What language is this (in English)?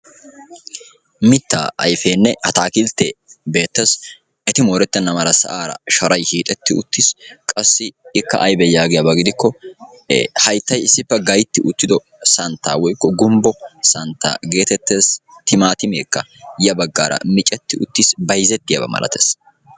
Wolaytta